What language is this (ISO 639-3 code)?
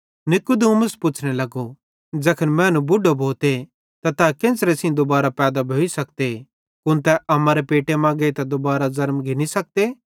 bhd